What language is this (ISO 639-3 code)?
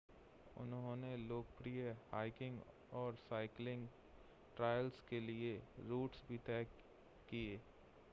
hin